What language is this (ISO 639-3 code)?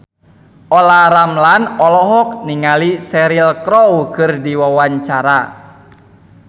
sun